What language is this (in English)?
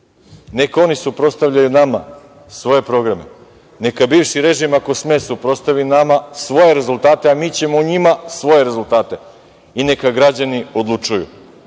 Serbian